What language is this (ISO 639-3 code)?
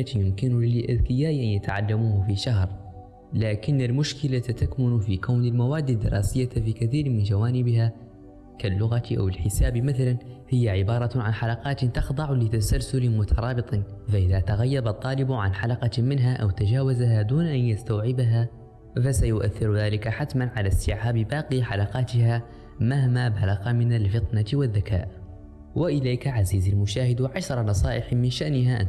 ara